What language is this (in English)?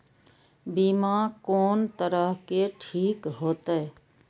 Maithili